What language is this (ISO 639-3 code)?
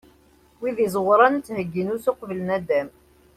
kab